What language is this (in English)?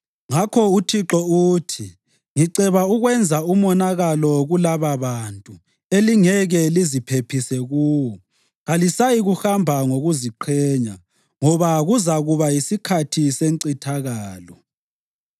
North Ndebele